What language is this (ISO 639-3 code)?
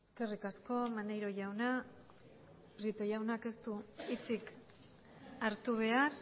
eus